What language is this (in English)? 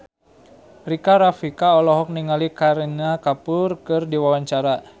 Sundanese